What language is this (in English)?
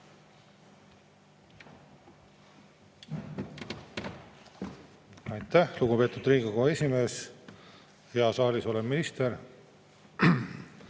Estonian